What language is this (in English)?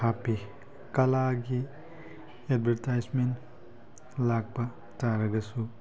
Manipuri